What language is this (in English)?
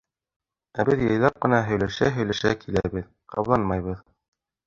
Bashkir